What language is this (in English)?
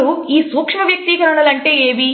Telugu